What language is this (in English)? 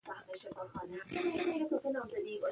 Pashto